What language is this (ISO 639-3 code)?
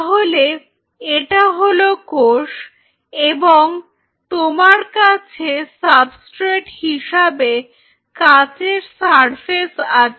ben